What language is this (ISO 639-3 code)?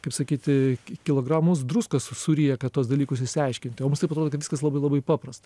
lit